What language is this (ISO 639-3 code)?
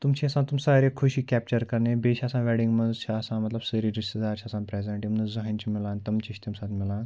kas